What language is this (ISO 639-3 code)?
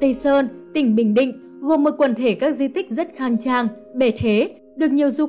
vie